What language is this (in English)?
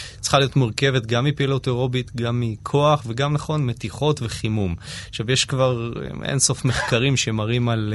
Hebrew